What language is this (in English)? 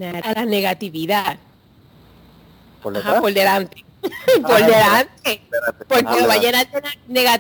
Spanish